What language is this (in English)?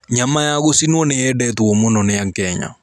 Kikuyu